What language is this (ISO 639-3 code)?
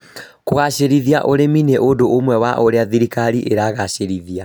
kik